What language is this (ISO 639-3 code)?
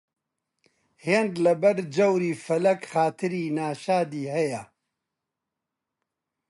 ckb